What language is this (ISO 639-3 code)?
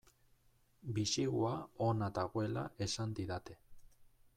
eus